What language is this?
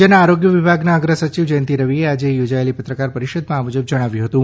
Gujarati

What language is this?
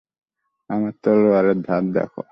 Bangla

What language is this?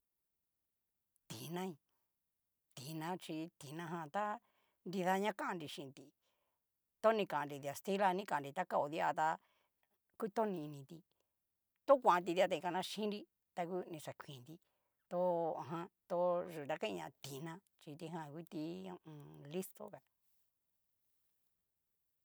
Cacaloxtepec Mixtec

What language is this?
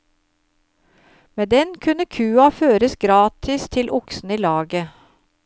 Norwegian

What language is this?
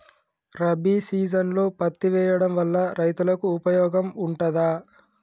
Telugu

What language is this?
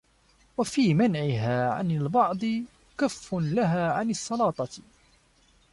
Arabic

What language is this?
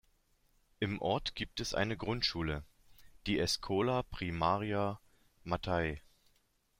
German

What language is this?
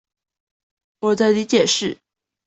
Chinese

